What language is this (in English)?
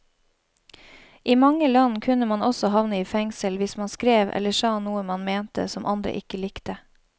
Norwegian